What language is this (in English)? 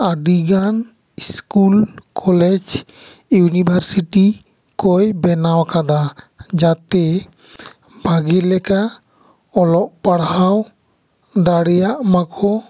Santali